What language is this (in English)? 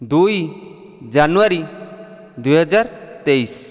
Odia